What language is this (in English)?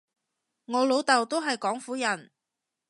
Cantonese